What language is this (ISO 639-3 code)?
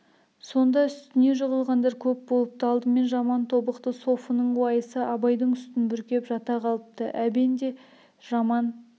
kaz